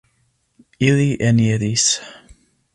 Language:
Esperanto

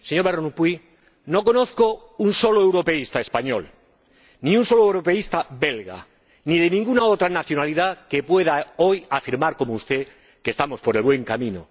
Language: Spanish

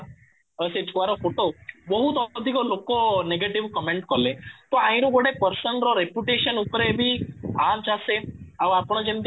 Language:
Odia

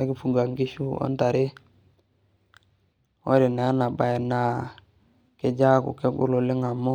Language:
Masai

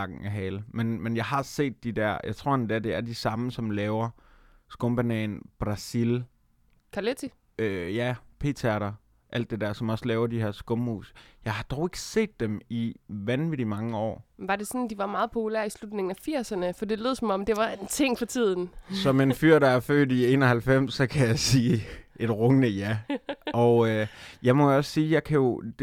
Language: Danish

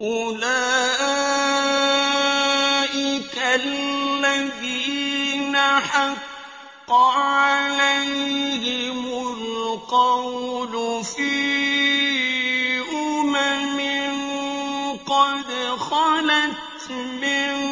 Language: Arabic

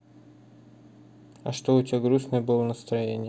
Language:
Russian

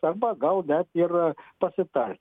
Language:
Lithuanian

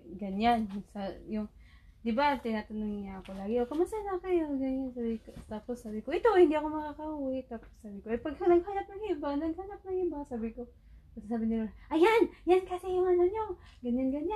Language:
Filipino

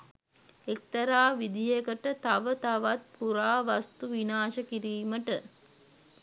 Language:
Sinhala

